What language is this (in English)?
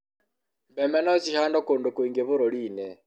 Kikuyu